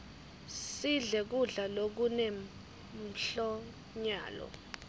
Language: Swati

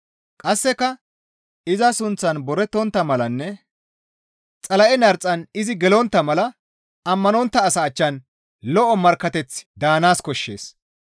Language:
Gamo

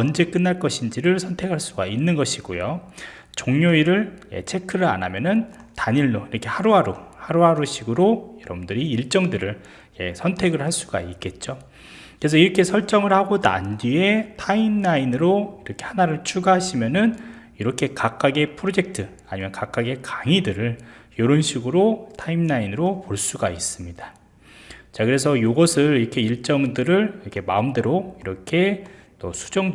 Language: Korean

